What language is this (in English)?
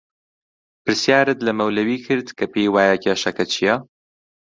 Central Kurdish